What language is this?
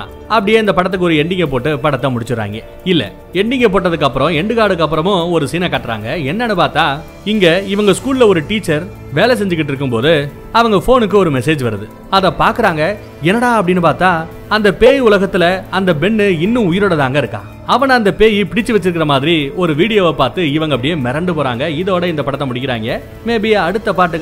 Tamil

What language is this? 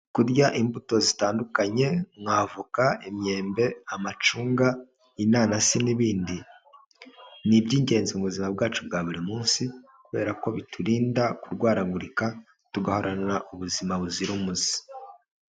Kinyarwanda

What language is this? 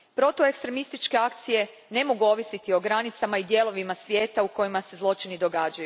Croatian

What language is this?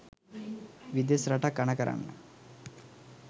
Sinhala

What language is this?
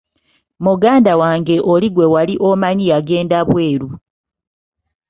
Ganda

